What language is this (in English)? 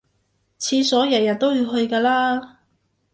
Cantonese